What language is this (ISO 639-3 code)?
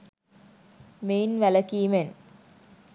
sin